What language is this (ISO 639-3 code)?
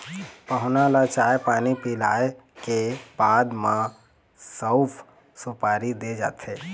hne